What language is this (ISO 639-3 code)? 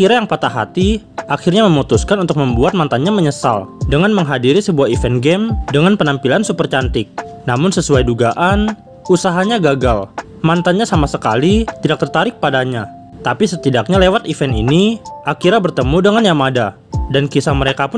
ind